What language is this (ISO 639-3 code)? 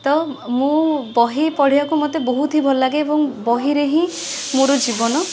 ori